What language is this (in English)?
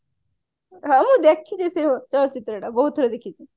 Odia